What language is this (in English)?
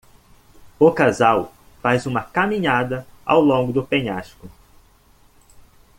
Portuguese